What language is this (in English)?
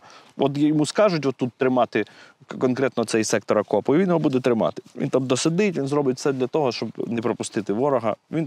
Ukrainian